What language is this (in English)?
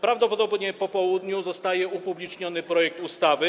Polish